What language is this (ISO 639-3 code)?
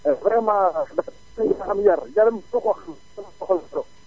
wol